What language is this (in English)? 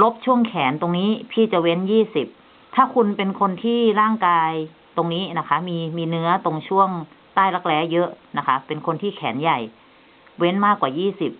Thai